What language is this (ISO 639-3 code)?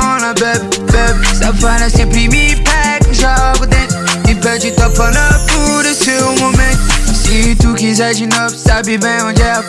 eng